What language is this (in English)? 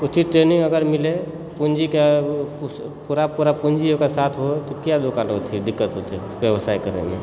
Maithili